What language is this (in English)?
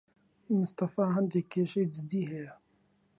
Central Kurdish